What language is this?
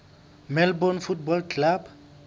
Southern Sotho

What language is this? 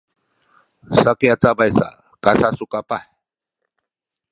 Sakizaya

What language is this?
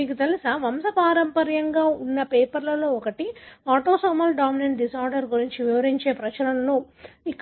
Telugu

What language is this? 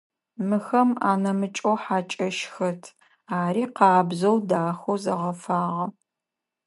Adyghe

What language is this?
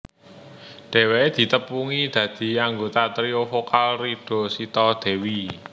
Javanese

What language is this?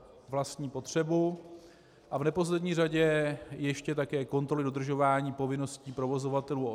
Czech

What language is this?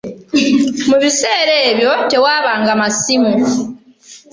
Ganda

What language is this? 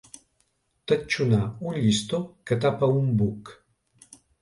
Catalan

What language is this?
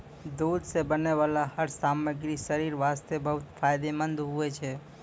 Maithili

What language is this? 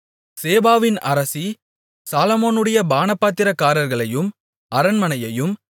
Tamil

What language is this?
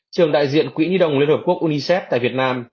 Vietnamese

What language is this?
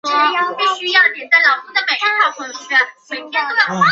Chinese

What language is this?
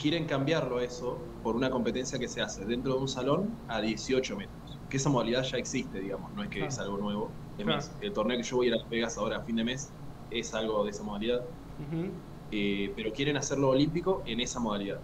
Spanish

